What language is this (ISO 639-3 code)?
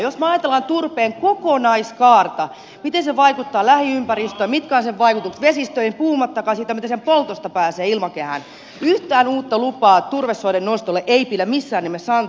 fin